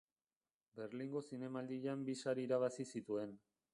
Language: Basque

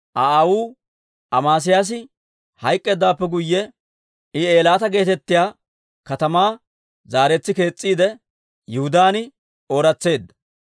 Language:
Dawro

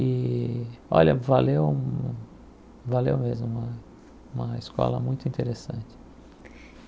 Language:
Portuguese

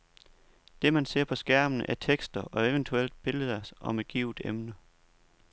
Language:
Danish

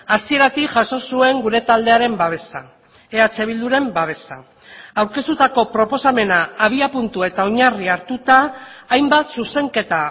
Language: Basque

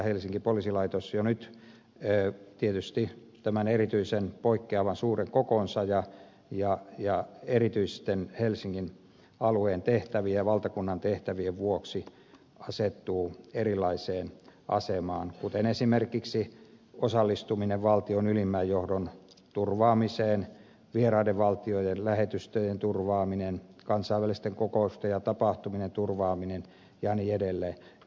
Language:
Finnish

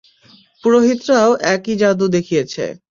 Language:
Bangla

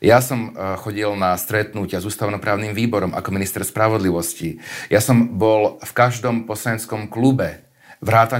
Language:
Slovak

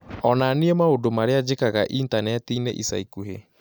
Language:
Kikuyu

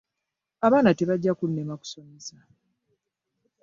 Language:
Ganda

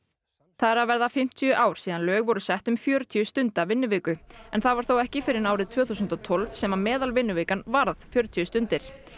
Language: Icelandic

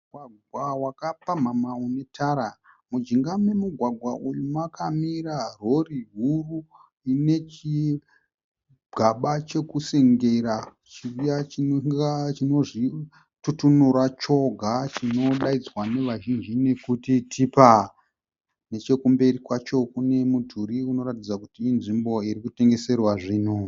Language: Shona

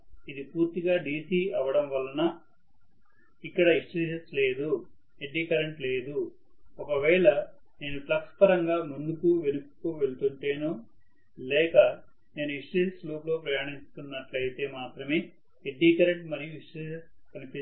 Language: Telugu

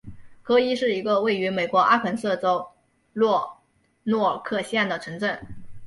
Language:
Chinese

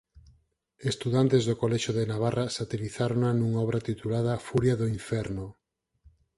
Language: Galician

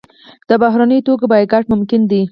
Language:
Pashto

